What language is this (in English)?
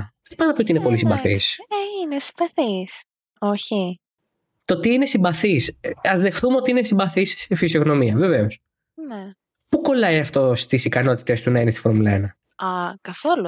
Greek